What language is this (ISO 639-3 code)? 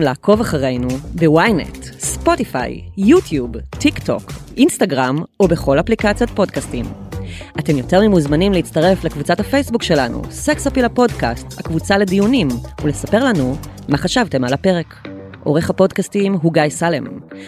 heb